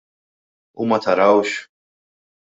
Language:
Maltese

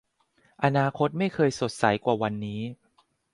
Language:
Thai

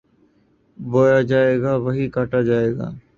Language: Urdu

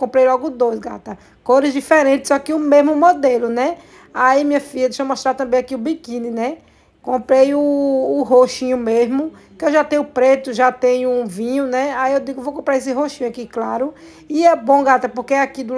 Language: Portuguese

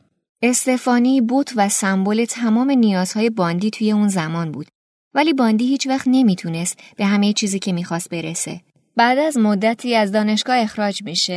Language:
Persian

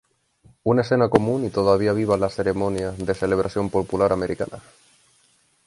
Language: Spanish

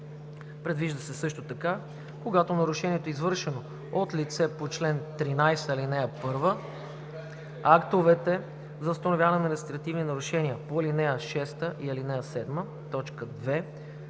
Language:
Bulgarian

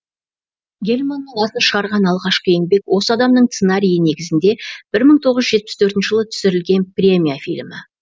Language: Kazakh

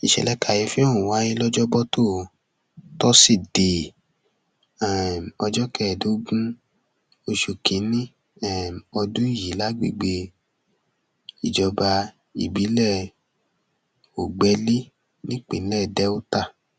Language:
Yoruba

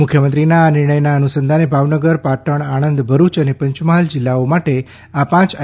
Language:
Gujarati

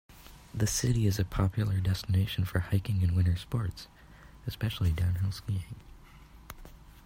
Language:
English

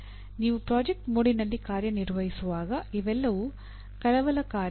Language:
Kannada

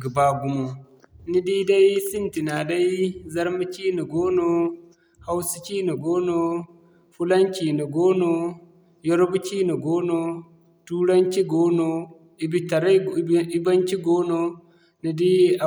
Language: Zarma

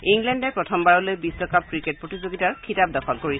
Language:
Assamese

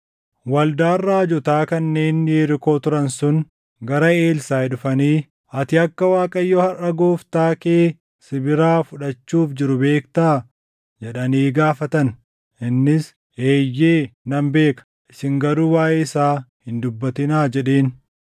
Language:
Oromo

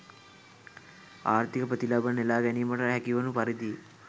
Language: Sinhala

